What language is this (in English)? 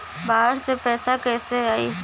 Bhojpuri